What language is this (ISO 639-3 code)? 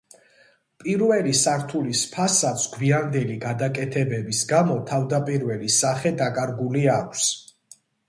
kat